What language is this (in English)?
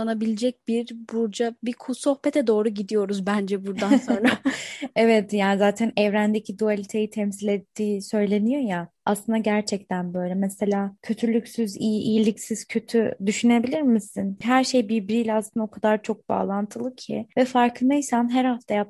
Turkish